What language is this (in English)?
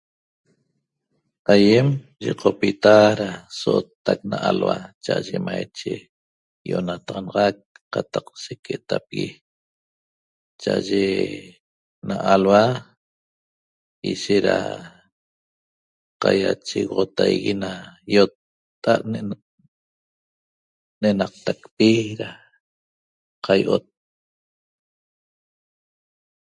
Toba